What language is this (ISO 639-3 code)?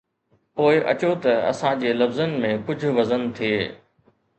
snd